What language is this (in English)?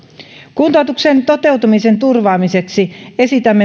Finnish